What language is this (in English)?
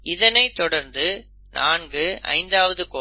Tamil